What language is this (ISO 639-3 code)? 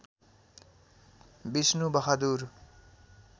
nep